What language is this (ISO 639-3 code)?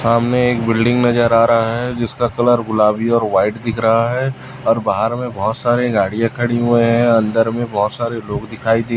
hin